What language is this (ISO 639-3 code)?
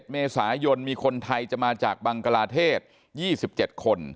tha